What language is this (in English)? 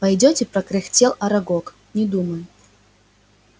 Russian